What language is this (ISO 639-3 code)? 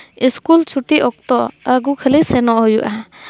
sat